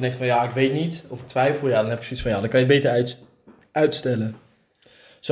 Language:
Dutch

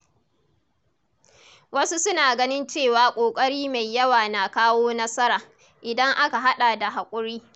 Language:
Hausa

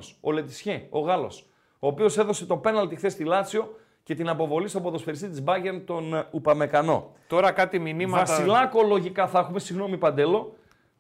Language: Greek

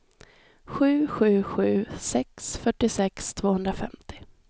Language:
Swedish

